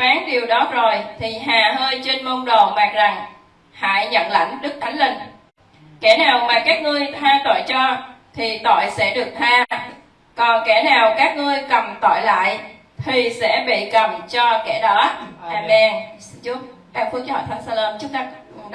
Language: Vietnamese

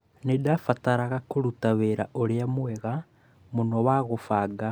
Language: Kikuyu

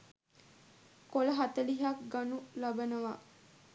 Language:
Sinhala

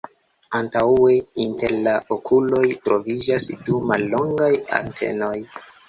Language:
Esperanto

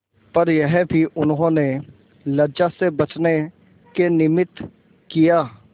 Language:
Hindi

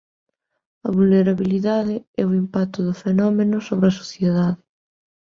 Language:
Galician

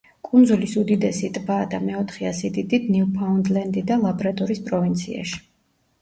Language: Georgian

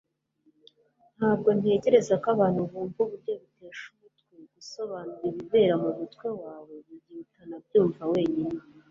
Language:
Kinyarwanda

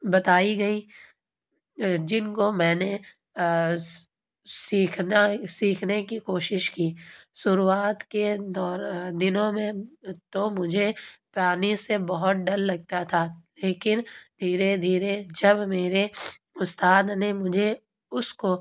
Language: Urdu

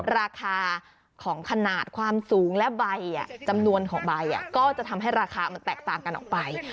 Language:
Thai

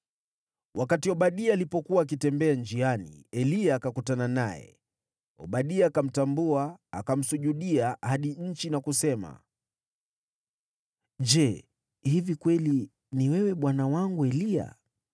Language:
Swahili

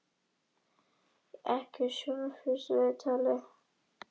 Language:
Icelandic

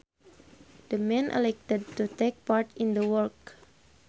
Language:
Sundanese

